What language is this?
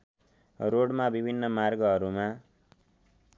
Nepali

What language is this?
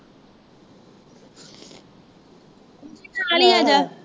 Punjabi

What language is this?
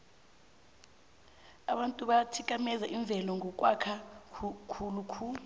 South Ndebele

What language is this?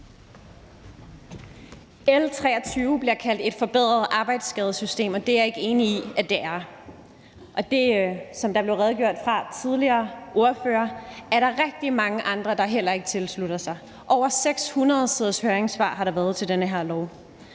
Danish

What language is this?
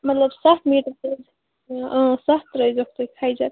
Kashmiri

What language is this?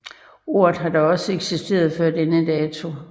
Danish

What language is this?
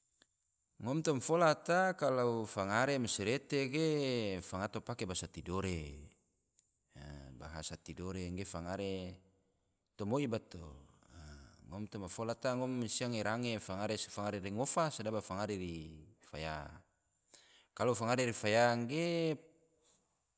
Tidore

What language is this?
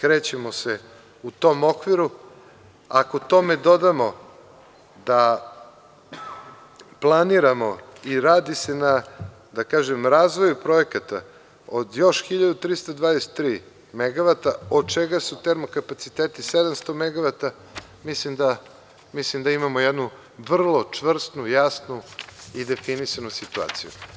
Serbian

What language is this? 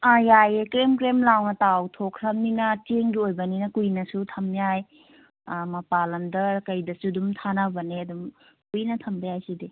Manipuri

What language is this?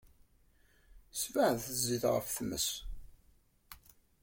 Kabyle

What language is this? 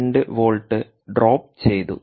Malayalam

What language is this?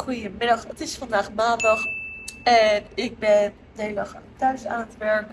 Dutch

